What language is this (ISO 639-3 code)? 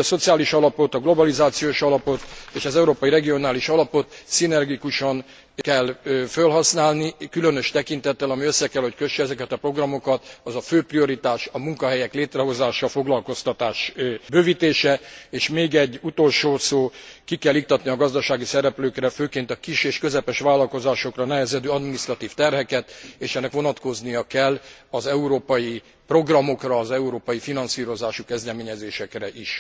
hun